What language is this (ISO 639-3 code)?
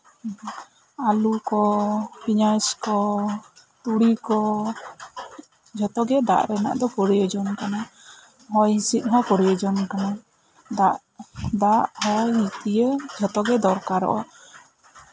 sat